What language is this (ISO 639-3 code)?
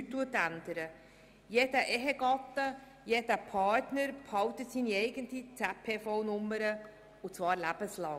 gsw